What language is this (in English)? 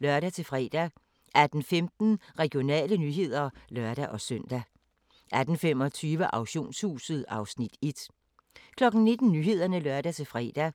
Danish